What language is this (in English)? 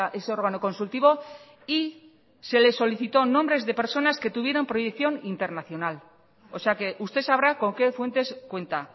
Spanish